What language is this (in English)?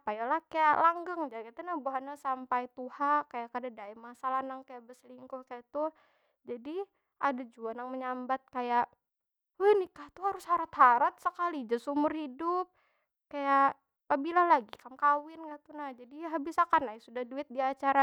Banjar